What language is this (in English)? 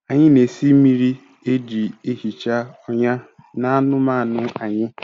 Igbo